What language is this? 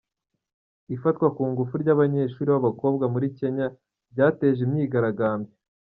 Kinyarwanda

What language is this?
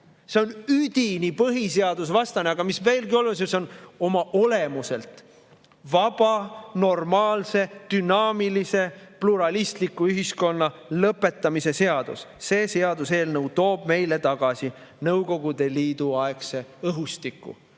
Estonian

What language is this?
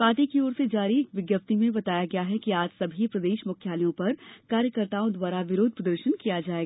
Hindi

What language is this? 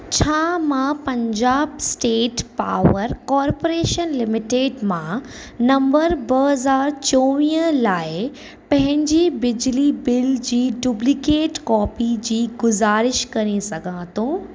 Sindhi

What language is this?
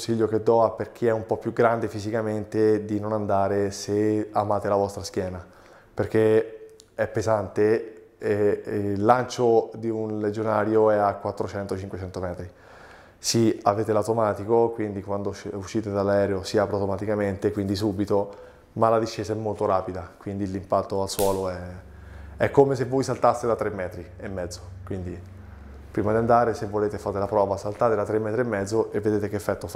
Italian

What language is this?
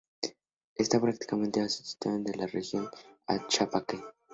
Spanish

